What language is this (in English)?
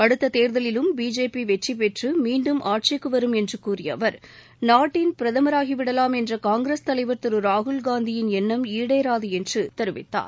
Tamil